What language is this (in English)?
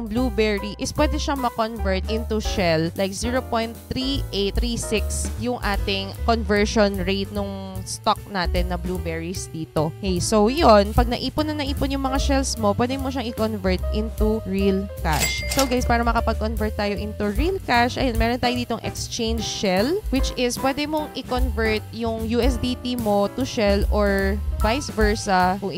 Filipino